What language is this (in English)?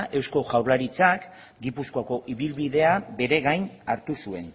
Basque